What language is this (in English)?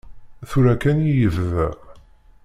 Kabyle